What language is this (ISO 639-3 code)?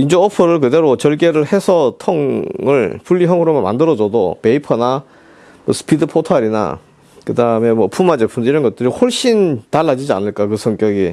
kor